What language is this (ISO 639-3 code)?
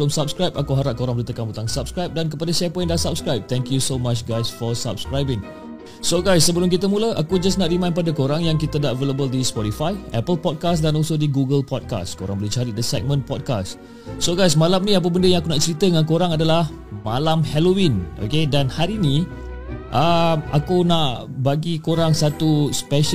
msa